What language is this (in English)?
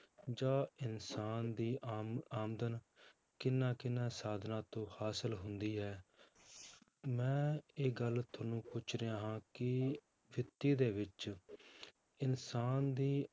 Punjabi